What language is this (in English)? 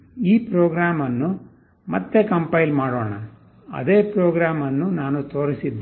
Kannada